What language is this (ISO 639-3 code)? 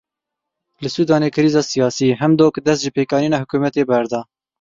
kur